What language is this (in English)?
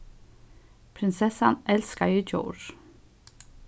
Faroese